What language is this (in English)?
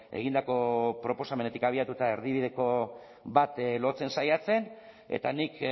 Basque